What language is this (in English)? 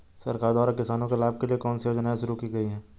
Hindi